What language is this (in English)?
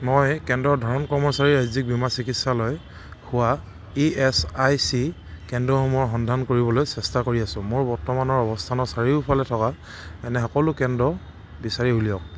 Assamese